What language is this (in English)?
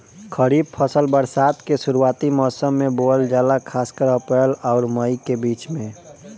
Bhojpuri